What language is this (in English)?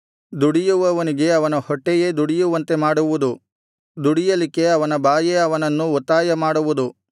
Kannada